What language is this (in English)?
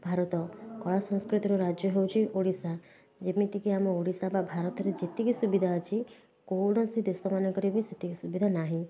Odia